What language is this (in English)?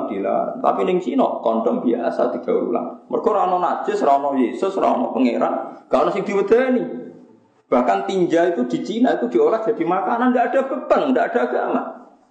Indonesian